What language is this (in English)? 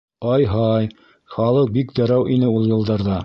Bashkir